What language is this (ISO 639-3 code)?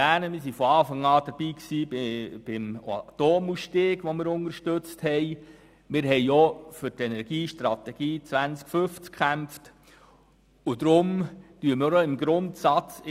gsw